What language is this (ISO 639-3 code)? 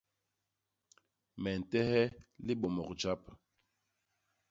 bas